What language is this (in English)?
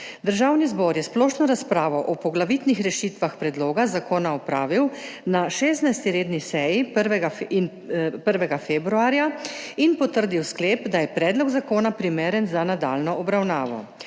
Slovenian